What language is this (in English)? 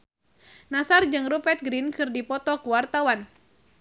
Sundanese